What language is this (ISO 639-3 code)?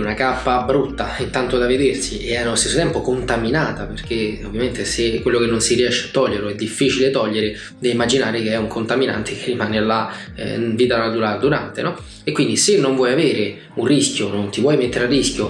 ita